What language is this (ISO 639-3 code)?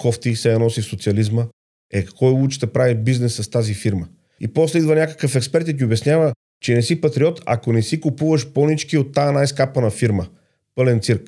bul